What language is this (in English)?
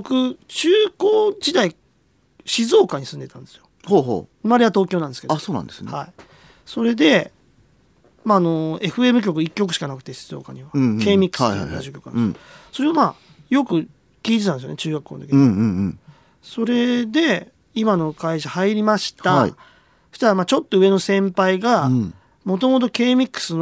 Japanese